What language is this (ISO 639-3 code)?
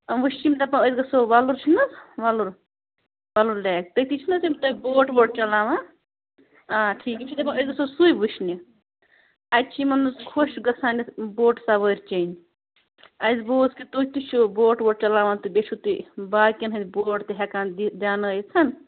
kas